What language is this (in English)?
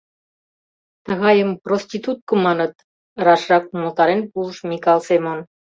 Mari